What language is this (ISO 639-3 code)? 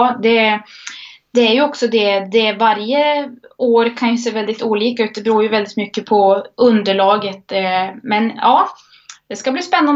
swe